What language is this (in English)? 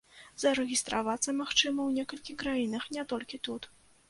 Belarusian